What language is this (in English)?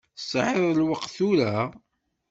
Kabyle